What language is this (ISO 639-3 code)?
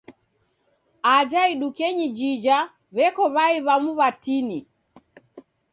dav